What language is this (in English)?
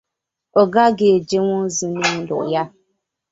Igbo